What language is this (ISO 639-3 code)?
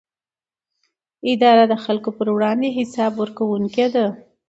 pus